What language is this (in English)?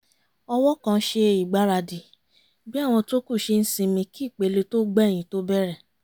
Yoruba